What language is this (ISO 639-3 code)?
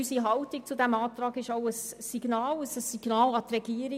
gsw